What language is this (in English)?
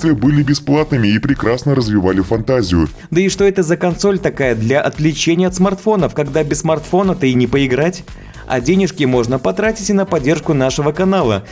Russian